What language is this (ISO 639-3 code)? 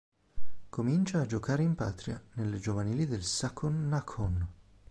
ita